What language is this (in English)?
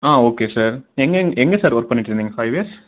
Tamil